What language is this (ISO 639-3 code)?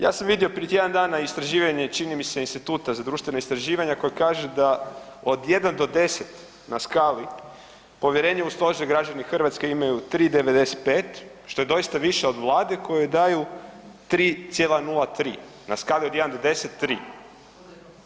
hrv